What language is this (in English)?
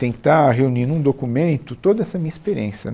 Portuguese